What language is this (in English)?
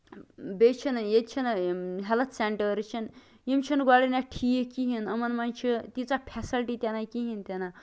Kashmiri